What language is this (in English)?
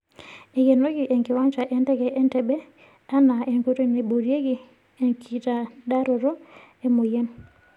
Masai